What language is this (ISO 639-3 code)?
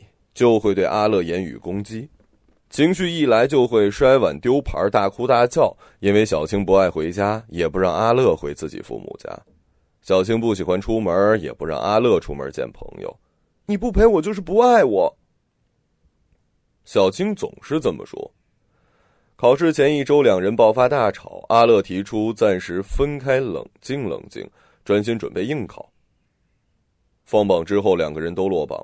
zho